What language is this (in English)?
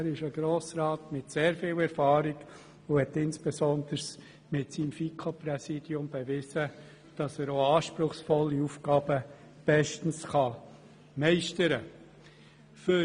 Swiss German